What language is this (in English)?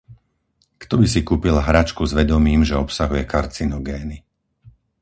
Slovak